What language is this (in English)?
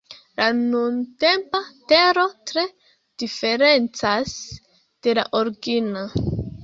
Esperanto